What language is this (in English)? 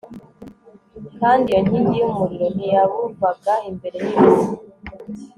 Kinyarwanda